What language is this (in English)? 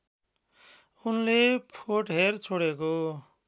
Nepali